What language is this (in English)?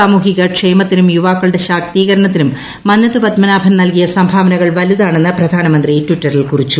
Malayalam